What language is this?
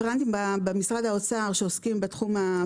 Hebrew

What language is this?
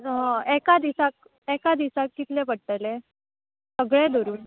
Konkani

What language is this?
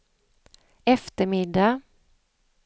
Swedish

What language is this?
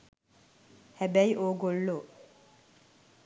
Sinhala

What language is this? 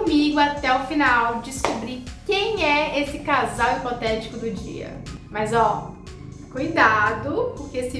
Portuguese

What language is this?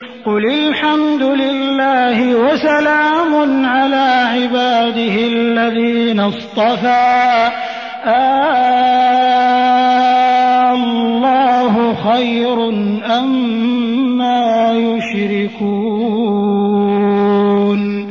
Arabic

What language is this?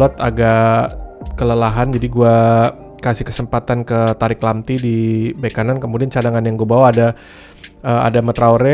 Indonesian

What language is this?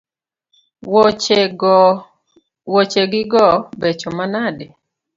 Luo (Kenya and Tanzania)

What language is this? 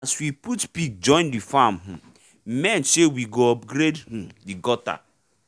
Nigerian Pidgin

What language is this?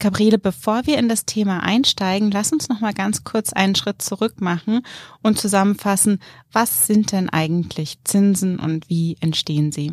German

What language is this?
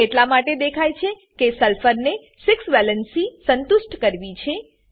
Gujarati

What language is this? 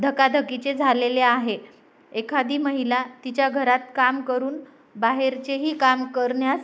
Marathi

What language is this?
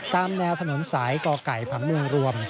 Thai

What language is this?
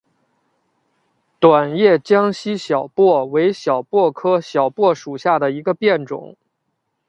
Chinese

